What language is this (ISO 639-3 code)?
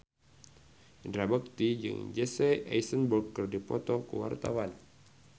sun